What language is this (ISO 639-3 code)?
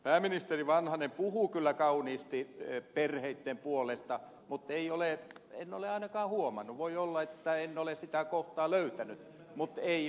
fin